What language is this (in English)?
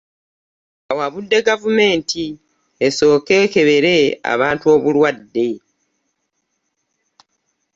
Ganda